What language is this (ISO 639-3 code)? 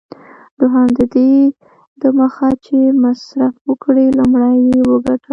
pus